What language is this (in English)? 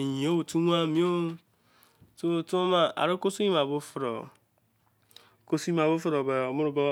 Izon